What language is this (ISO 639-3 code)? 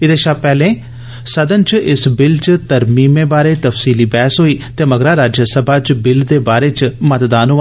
doi